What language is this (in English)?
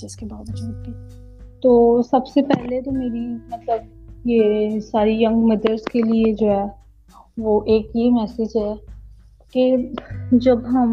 Urdu